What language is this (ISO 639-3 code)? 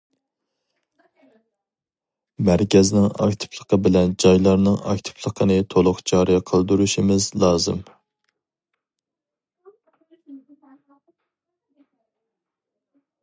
uig